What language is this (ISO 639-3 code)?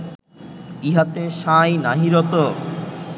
ben